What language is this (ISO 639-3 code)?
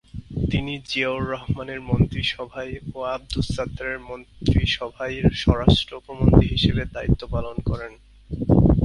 ben